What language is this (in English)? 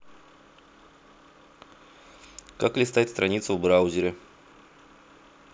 Russian